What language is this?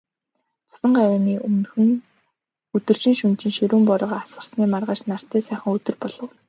Mongolian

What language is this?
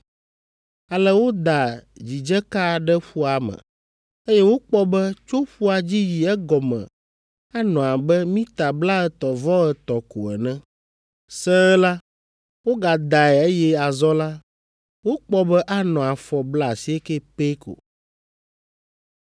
Ewe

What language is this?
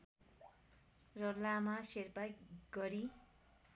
Nepali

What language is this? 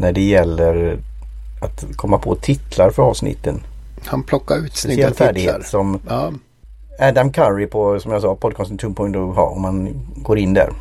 Swedish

